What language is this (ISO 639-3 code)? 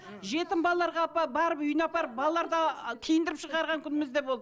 kaz